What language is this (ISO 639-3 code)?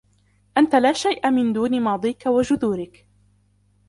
ara